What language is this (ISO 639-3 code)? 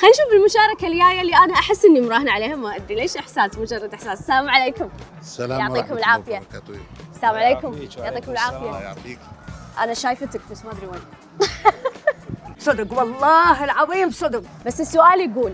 ara